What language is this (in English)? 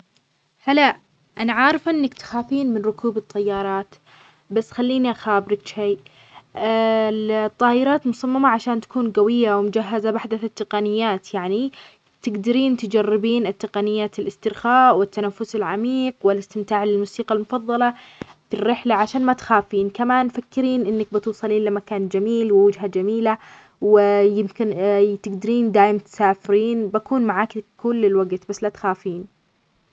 Omani Arabic